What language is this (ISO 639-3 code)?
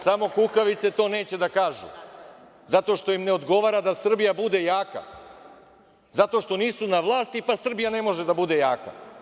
srp